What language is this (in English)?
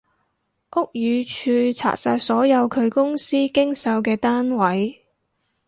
Cantonese